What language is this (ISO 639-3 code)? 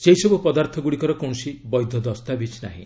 ori